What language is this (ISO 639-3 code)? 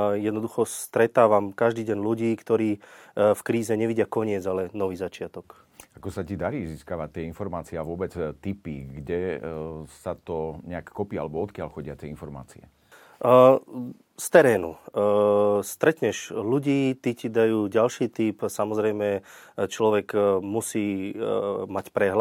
slk